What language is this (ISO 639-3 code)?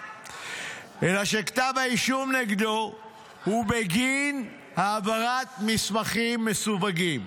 heb